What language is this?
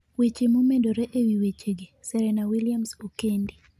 Luo (Kenya and Tanzania)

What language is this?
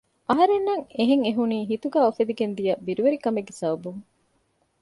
Divehi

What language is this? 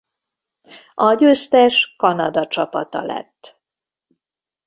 Hungarian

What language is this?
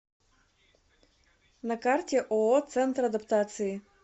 Russian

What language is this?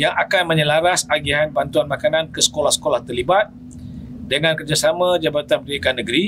Malay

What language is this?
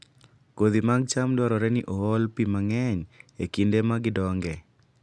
Luo (Kenya and Tanzania)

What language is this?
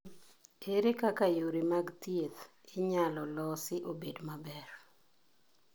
Luo (Kenya and Tanzania)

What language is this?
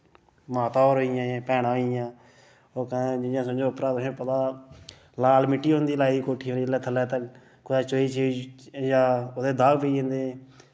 Dogri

